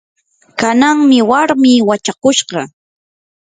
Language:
Yanahuanca Pasco Quechua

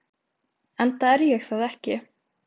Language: Icelandic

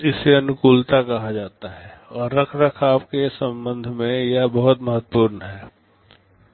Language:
Hindi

